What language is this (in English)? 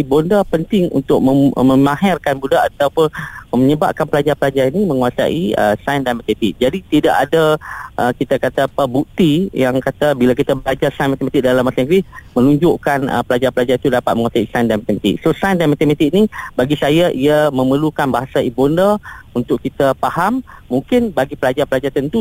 Malay